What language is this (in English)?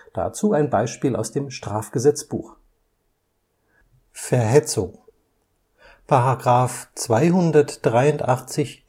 German